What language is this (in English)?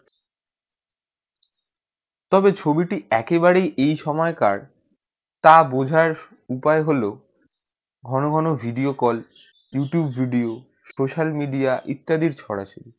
Bangla